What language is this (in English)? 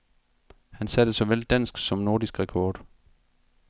Danish